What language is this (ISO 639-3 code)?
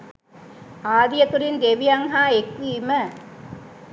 sin